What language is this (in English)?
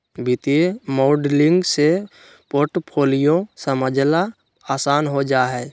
Magahi